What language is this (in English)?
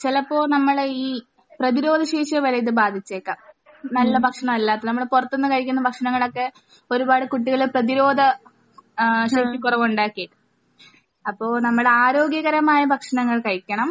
Malayalam